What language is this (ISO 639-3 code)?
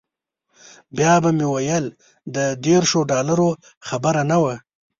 pus